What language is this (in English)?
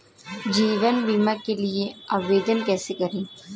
Hindi